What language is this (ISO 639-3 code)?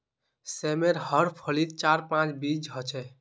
mag